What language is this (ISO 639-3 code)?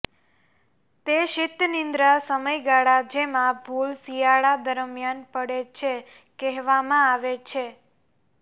guj